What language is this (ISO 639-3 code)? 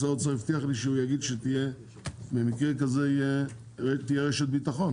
heb